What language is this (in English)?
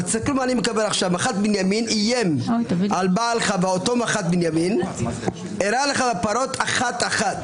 Hebrew